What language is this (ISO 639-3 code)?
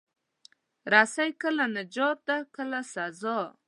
pus